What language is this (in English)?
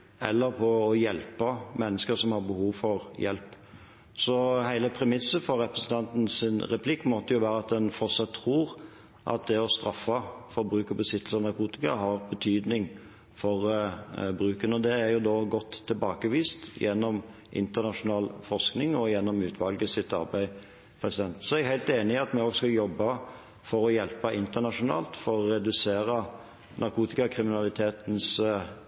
Norwegian Bokmål